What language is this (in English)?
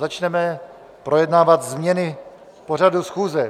Czech